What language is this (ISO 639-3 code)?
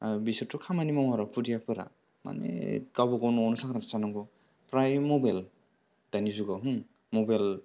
brx